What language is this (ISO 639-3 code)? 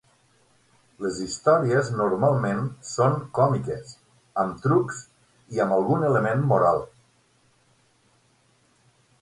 cat